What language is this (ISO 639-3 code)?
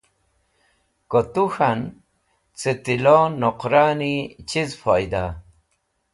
wbl